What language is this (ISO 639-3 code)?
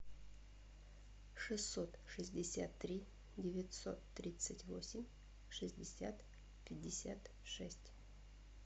rus